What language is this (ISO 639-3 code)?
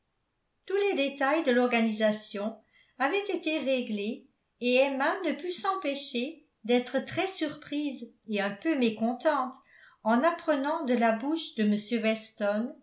fra